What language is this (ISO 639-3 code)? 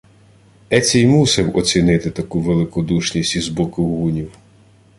ukr